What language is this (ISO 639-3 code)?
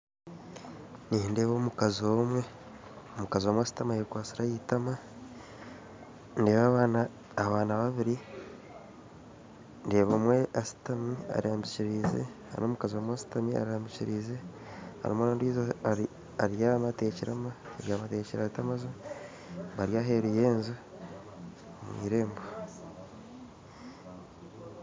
nyn